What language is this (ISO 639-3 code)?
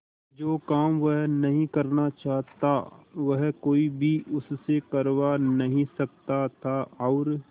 hin